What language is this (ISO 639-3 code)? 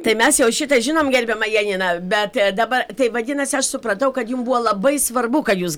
lit